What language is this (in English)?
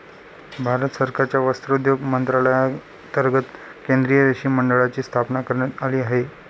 Marathi